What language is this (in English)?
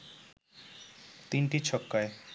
Bangla